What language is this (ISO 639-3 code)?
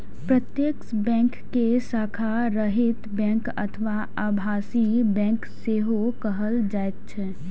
mai